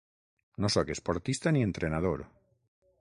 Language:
Catalan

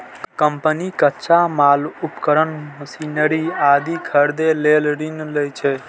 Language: Maithili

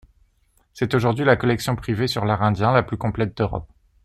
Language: French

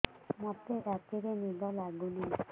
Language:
Odia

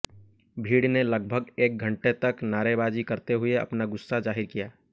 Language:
Hindi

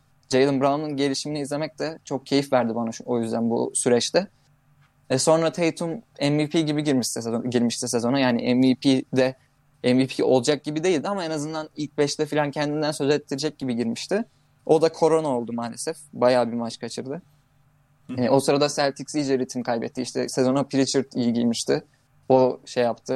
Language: Turkish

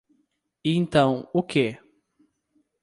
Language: Portuguese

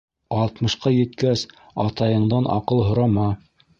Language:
Bashkir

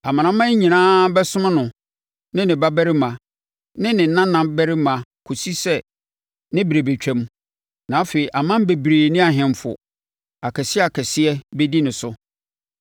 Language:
Akan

